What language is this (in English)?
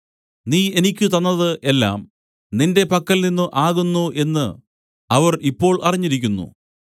Malayalam